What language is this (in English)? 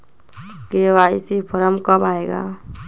Magahi